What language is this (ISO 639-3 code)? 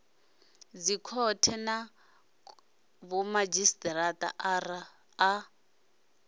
ven